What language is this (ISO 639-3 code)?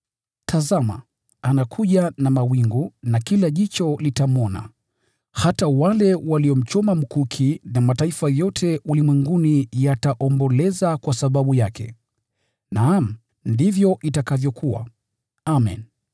swa